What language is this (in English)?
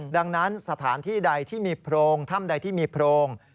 Thai